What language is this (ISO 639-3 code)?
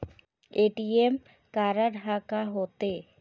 hne